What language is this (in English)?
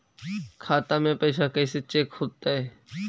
Magahi